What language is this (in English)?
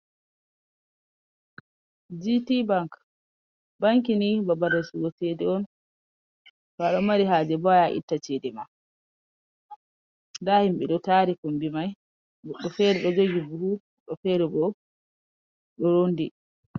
Fula